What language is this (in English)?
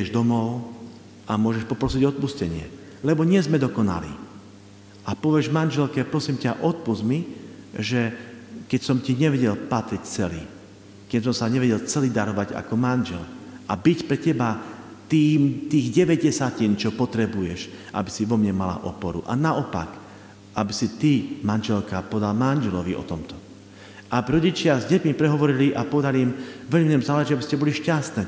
Slovak